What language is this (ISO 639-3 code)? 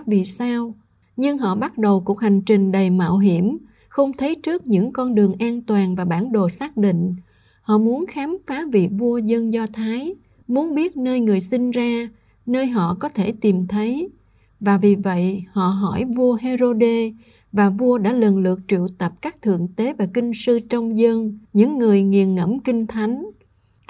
vie